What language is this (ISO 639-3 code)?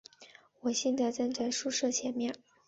zho